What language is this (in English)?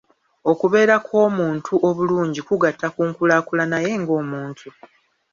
Ganda